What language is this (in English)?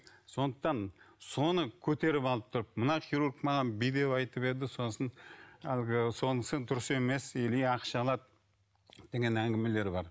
Kazakh